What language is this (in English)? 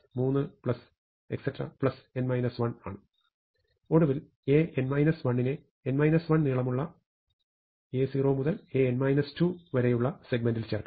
Malayalam